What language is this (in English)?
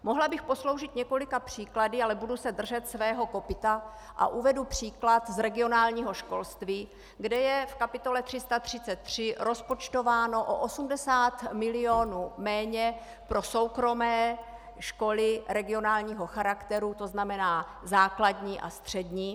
Czech